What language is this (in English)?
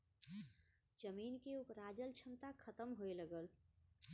Bhojpuri